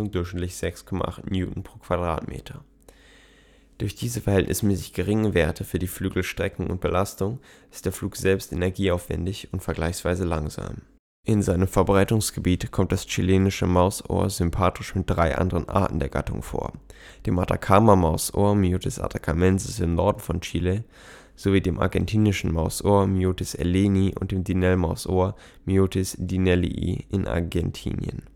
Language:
German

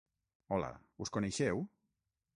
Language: Catalan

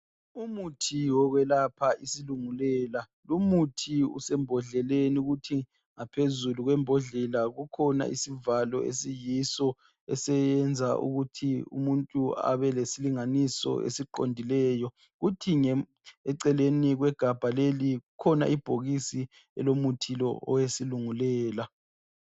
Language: North Ndebele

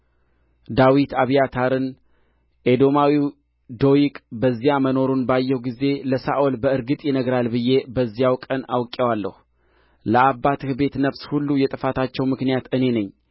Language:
Amharic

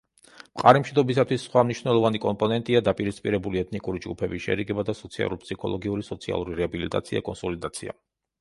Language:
Georgian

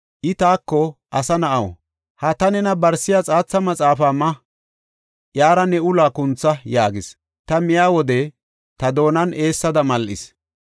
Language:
Gofa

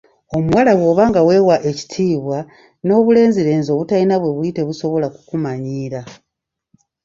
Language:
Ganda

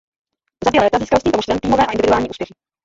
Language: Czech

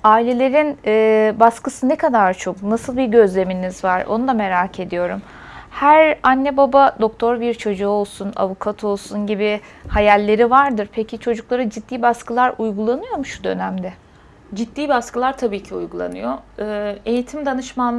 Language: Turkish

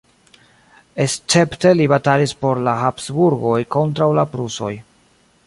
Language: Esperanto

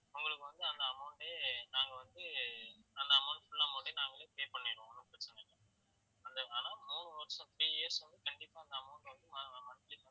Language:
Tamil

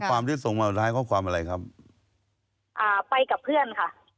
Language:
Thai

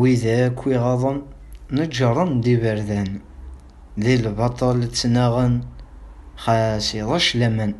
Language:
Arabic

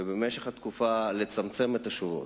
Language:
Hebrew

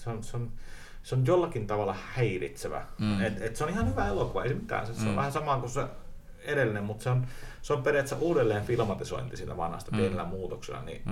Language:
Finnish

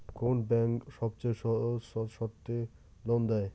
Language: Bangla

